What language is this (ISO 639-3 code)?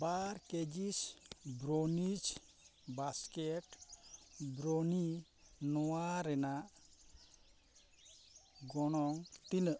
sat